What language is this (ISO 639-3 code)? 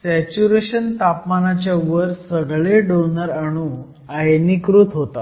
mar